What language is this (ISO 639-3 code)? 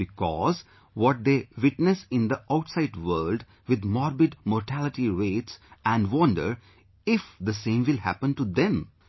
eng